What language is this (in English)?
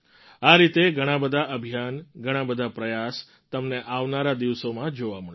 Gujarati